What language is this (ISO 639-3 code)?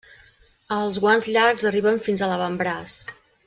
cat